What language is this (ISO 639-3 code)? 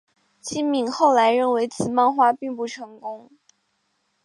zho